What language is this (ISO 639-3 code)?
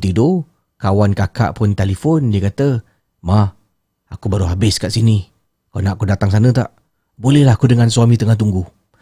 msa